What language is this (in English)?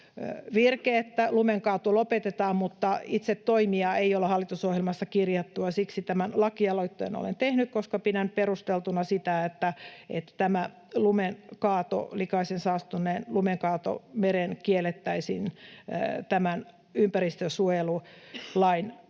Finnish